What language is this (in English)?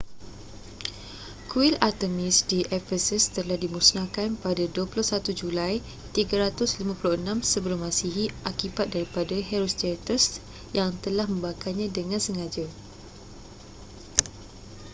Malay